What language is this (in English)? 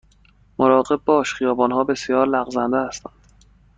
Persian